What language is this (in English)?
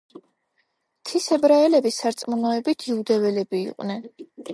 Georgian